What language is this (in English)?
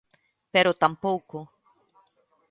Galician